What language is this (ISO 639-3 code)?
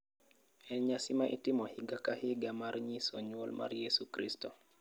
luo